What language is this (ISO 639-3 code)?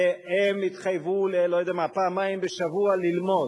heb